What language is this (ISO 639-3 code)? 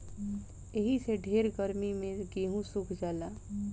bho